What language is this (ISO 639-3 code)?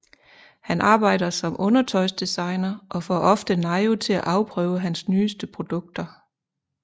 dan